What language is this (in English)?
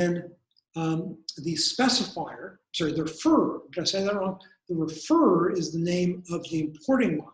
English